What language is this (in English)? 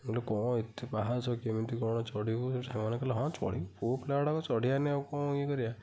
Odia